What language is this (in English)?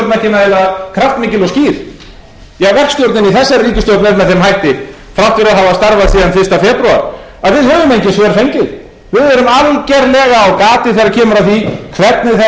Icelandic